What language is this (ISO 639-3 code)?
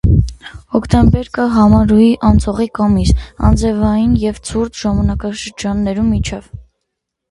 hye